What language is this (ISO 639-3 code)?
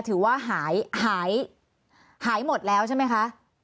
tha